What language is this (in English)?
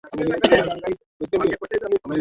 Swahili